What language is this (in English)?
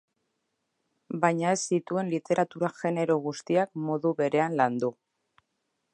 Basque